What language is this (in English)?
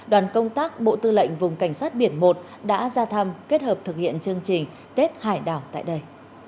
Vietnamese